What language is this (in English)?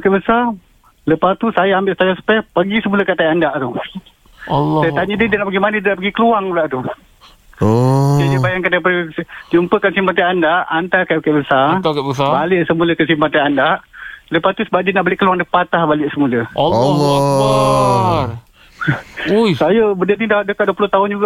Malay